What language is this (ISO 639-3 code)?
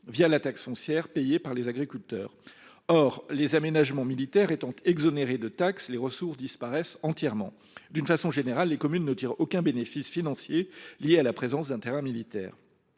fra